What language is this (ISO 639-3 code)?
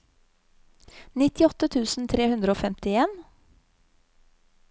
nor